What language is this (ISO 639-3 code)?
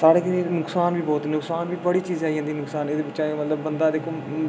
doi